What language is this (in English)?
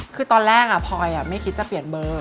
Thai